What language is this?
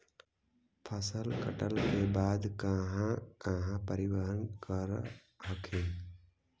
Magahi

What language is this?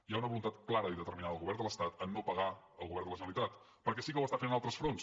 Catalan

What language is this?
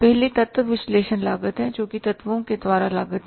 Hindi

